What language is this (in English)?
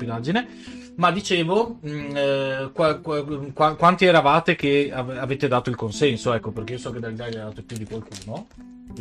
Italian